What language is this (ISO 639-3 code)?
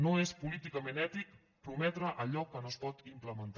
cat